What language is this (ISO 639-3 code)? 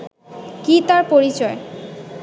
ben